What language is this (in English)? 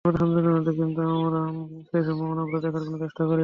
Bangla